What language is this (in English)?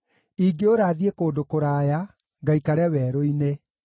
Kikuyu